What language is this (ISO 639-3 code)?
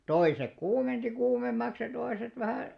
fin